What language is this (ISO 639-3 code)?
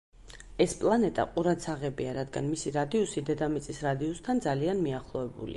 kat